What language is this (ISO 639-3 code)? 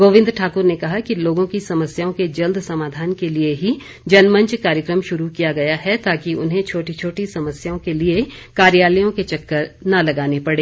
hin